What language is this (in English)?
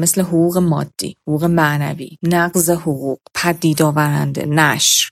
Persian